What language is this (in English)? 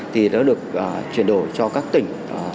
Vietnamese